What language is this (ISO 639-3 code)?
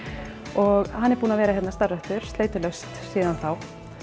isl